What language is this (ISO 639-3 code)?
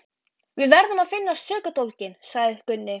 isl